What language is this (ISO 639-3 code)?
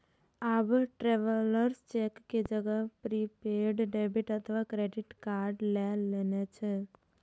mai